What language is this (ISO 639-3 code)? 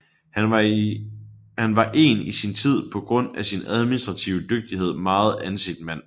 dan